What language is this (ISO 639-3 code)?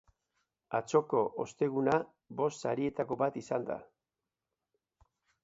eus